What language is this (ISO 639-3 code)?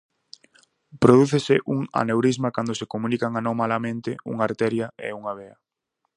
glg